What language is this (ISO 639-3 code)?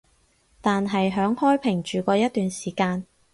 yue